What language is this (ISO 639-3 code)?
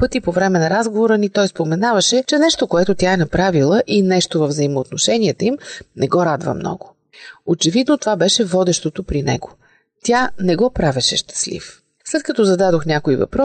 bul